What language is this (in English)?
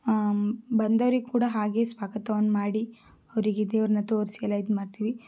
Kannada